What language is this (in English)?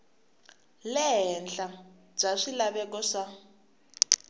Tsonga